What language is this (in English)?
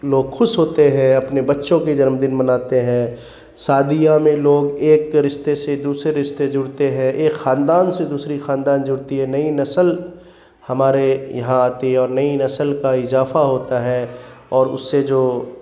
Urdu